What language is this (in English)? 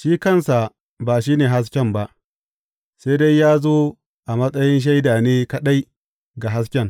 Hausa